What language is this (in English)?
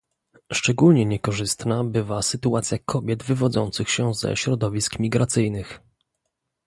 Polish